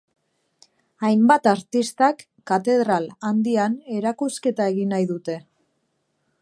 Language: Basque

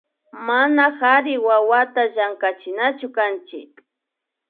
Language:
Imbabura Highland Quichua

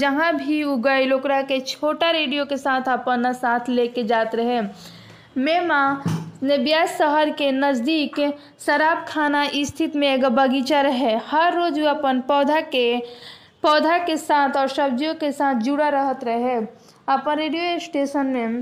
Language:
Hindi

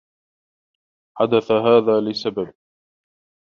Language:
Arabic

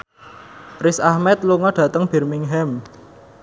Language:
Javanese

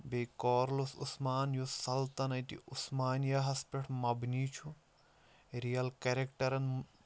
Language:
Kashmiri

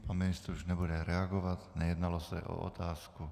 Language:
Czech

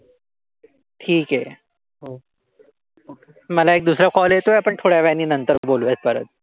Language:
Marathi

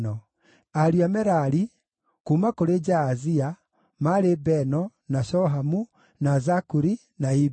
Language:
Kikuyu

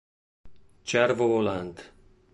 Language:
Italian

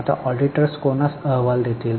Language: Marathi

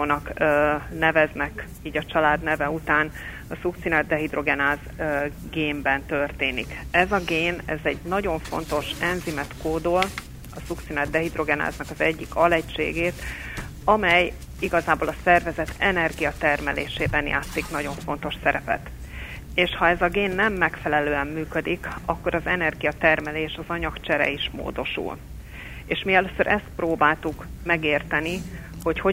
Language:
Hungarian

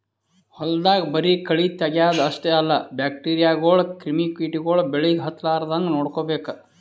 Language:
Kannada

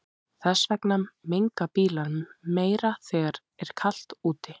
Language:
Icelandic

